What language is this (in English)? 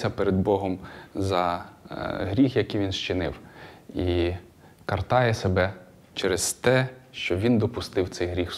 Ukrainian